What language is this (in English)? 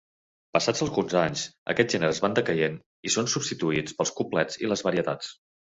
Catalan